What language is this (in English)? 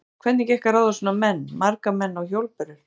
Icelandic